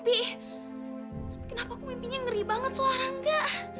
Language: Indonesian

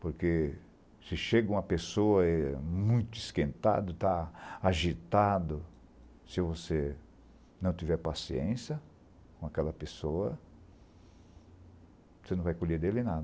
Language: Portuguese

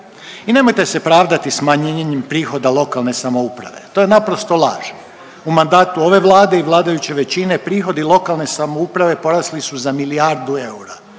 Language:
Croatian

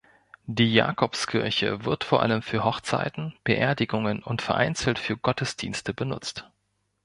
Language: German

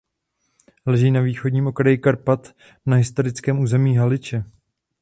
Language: Czech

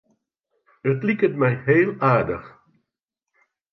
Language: Western Frisian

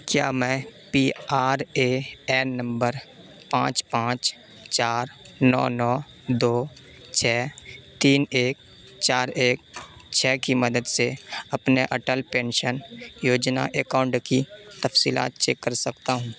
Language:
Urdu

